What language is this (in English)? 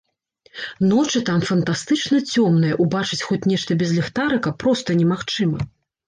Belarusian